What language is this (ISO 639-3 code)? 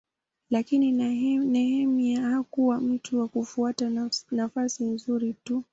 swa